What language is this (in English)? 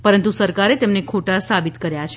Gujarati